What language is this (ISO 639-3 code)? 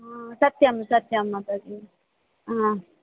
san